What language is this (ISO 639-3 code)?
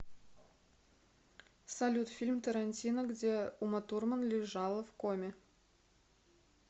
rus